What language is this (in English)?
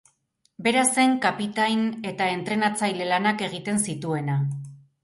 Basque